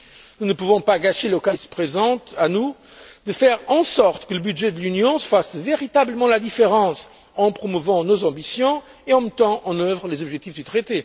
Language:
French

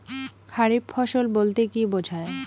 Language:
Bangla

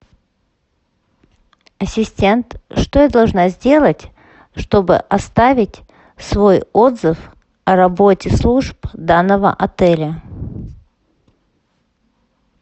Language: Russian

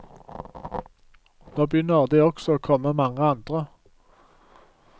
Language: Norwegian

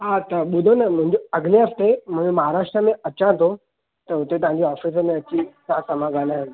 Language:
Sindhi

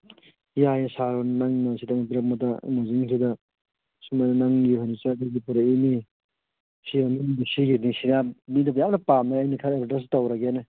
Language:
Manipuri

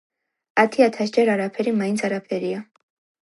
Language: Georgian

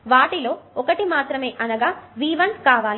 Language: Telugu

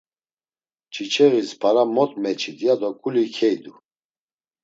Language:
Laz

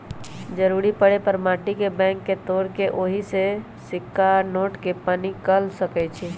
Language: Magahi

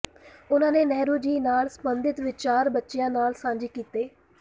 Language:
Punjabi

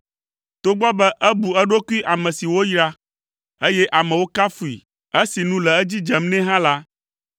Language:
Ewe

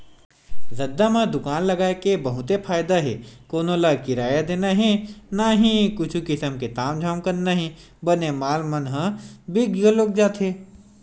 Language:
Chhattisgarhi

